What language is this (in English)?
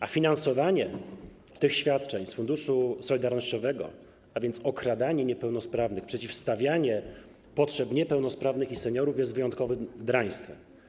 Polish